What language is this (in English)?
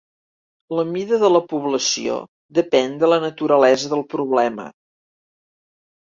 Catalan